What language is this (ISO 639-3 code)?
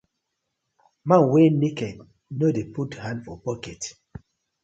pcm